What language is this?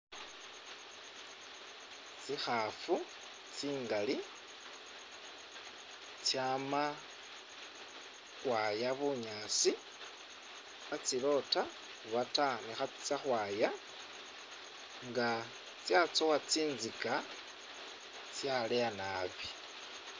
Masaaba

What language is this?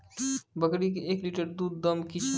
Maithili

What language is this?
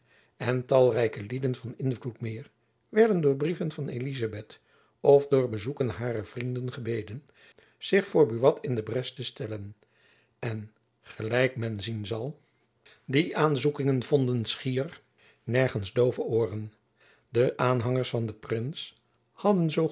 Dutch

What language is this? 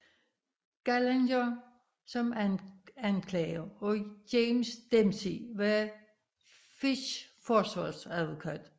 Danish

